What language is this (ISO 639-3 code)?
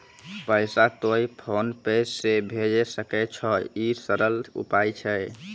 mai